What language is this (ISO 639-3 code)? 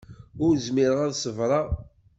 kab